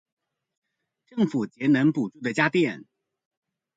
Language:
Chinese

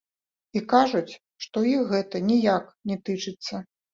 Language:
Belarusian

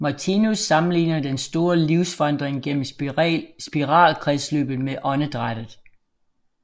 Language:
Danish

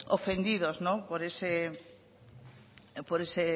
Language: Spanish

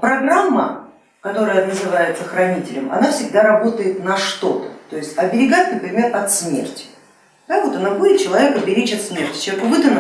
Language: Russian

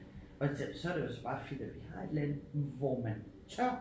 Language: Danish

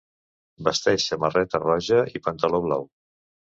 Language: Catalan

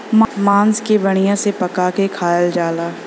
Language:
Bhojpuri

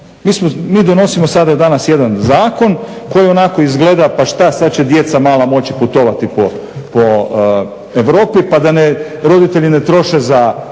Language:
Croatian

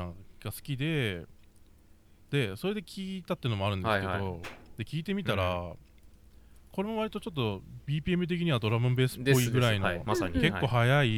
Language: Japanese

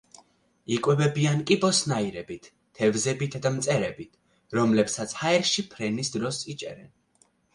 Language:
Georgian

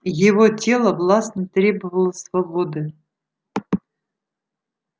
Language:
Russian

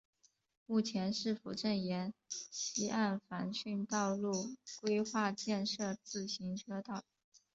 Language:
Chinese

